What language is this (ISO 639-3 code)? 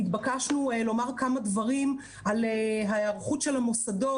heb